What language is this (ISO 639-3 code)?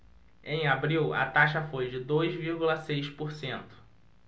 por